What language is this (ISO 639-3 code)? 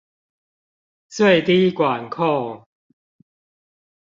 zho